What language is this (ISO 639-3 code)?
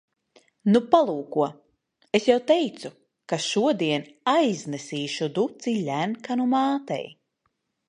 lav